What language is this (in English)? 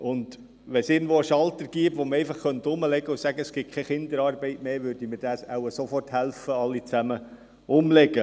Swiss German